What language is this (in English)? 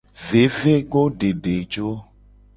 Gen